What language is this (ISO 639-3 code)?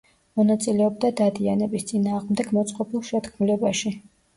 kat